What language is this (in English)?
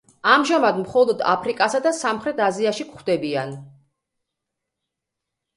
Georgian